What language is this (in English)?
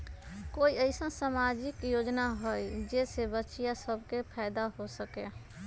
Magahi